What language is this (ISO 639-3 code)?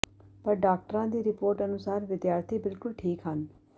pan